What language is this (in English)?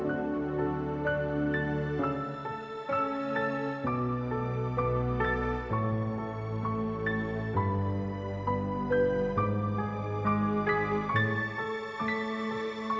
Indonesian